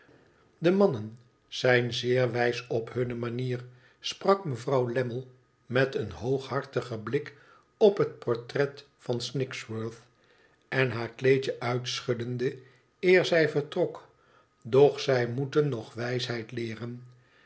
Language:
Dutch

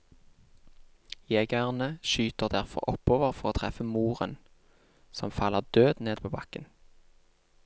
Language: Norwegian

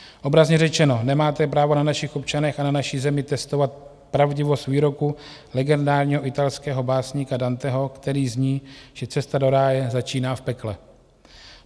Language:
Czech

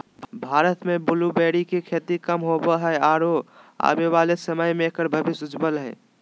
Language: Magahi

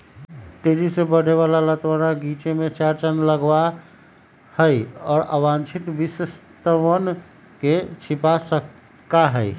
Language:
Magahi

